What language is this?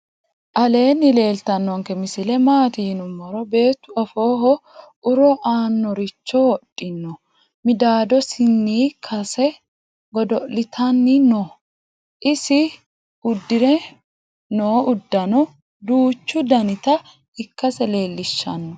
Sidamo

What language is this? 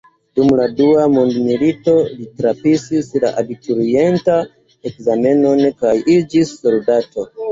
Esperanto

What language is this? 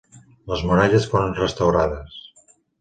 Catalan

